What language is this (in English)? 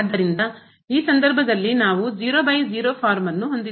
Kannada